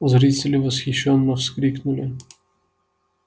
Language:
Russian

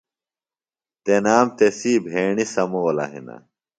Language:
Phalura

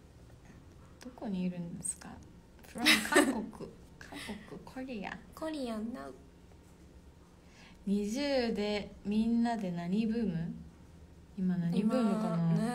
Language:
Japanese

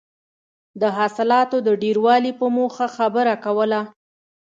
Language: Pashto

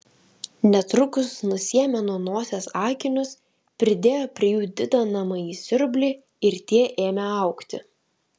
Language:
Lithuanian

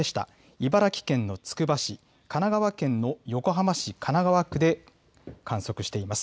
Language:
Japanese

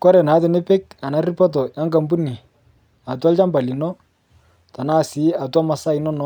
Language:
Masai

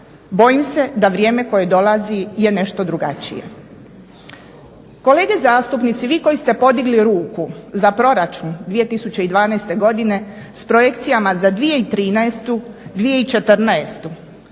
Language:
Croatian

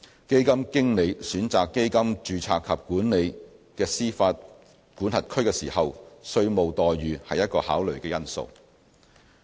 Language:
Cantonese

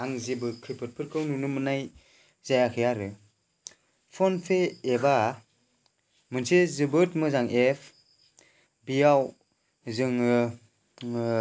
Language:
Bodo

